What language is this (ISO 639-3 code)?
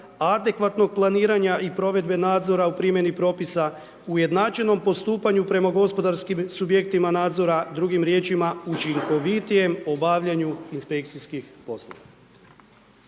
hrv